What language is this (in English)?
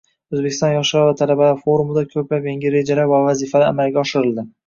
Uzbek